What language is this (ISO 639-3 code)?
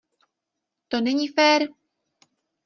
ces